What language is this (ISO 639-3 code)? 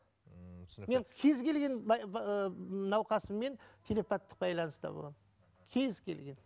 kaz